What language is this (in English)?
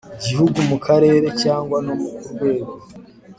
Kinyarwanda